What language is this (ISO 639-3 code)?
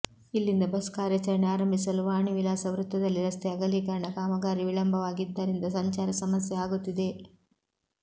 kan